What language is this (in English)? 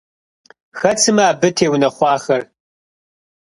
Kabardian